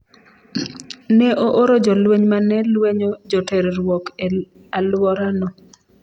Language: Luo (Kenya and Tanzania)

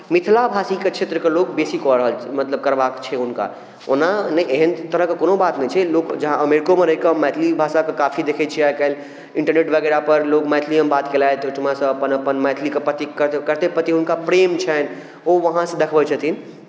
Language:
Maithili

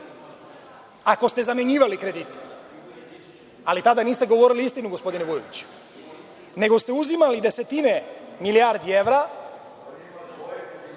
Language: Serbian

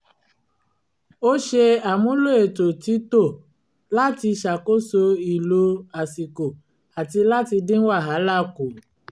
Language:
Yoruba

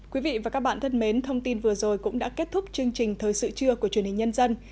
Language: Vietnamese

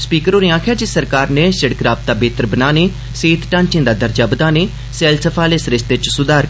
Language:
Dogri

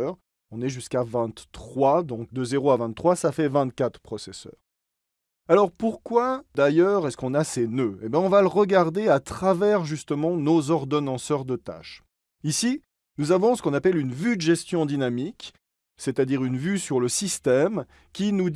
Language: French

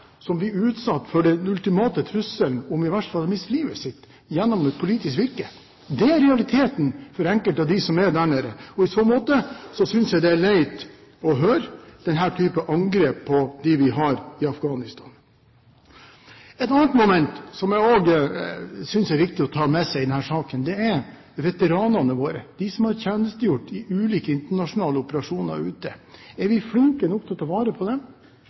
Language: Norwegian Bokmål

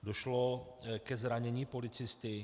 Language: Czech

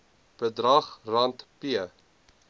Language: Afrikaans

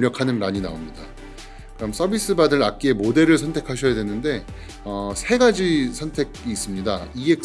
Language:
Korean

